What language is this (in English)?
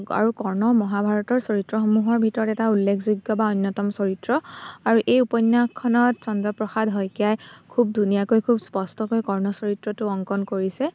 Assamese